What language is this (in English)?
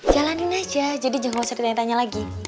Indonesian